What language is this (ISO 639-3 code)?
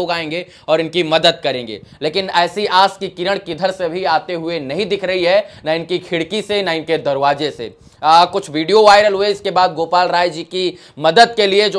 hin